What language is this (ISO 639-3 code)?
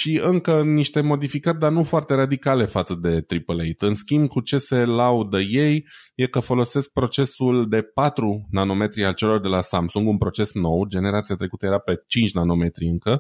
ron